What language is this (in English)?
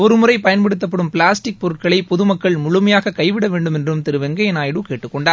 Tamil